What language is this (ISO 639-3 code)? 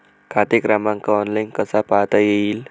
mar